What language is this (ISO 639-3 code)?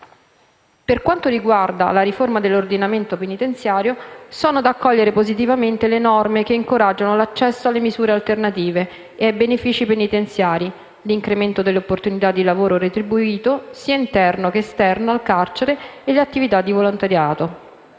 ita